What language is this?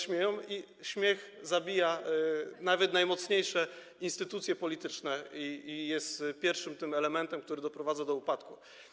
Polish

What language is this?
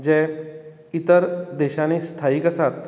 Konkani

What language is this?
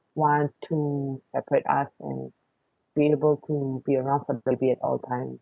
English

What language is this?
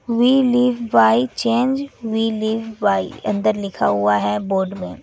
Hindi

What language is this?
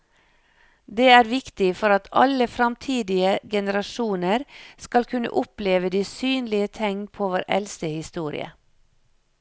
Norwegian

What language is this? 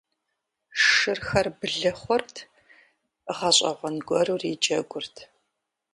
Kabardian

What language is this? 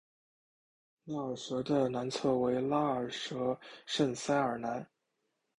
Chinese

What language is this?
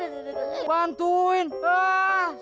Indonesian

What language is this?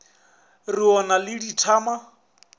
Northern Sotho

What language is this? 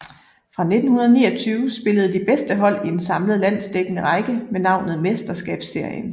Danish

